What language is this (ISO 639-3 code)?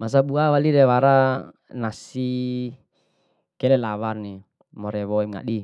bhp